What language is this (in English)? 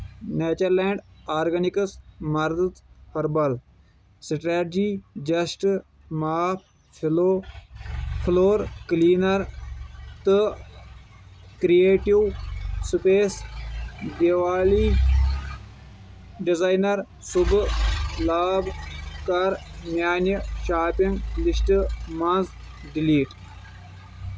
Kashmiri